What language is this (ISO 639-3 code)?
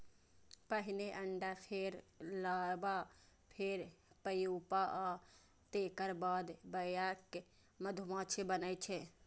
mai